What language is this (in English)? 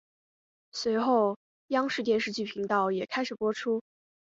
Chinese